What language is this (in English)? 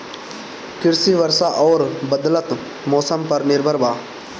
Bhojpuri